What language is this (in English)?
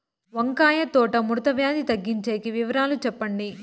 Telugu